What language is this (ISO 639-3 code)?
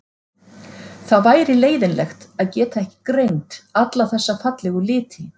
isl